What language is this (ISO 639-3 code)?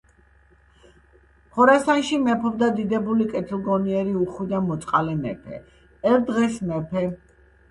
kat